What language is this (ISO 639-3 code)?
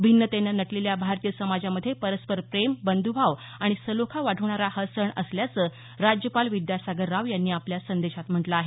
mar